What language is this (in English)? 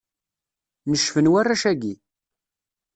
Kabyle